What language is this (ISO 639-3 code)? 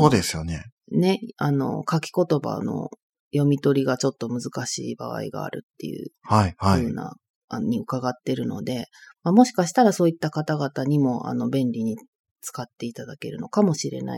jpn